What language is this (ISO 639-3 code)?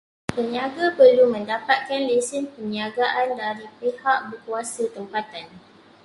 msa